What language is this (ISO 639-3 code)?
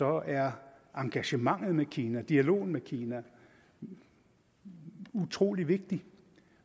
dan